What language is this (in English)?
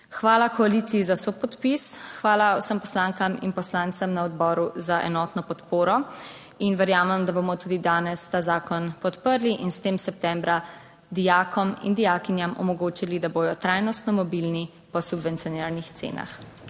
Slovenian